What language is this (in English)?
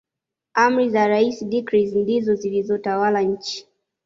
Swahili